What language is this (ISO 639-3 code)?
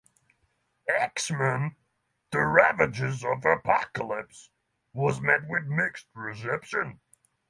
eng